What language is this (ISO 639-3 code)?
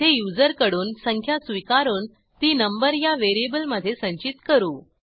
mar